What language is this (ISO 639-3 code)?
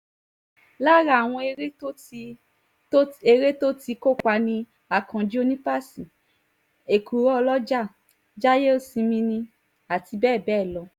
yor